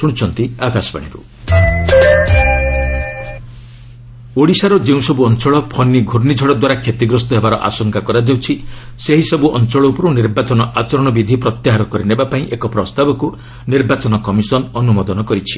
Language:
Odia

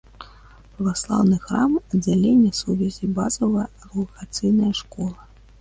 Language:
Belarusian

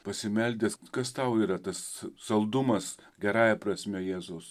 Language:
Lithuanian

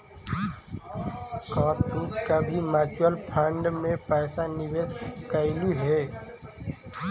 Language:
Magahi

